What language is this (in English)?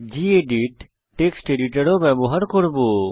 Bangla